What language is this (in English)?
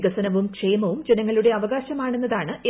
Malayalam